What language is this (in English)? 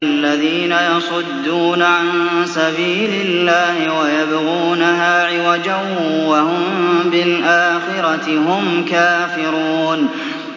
Arabic